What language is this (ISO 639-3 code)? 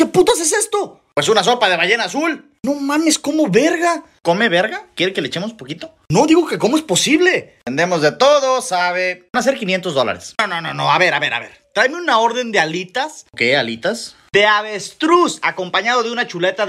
spa